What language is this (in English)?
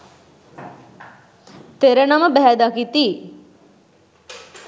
Sinhala